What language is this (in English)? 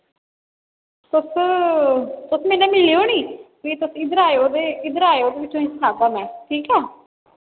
Dogri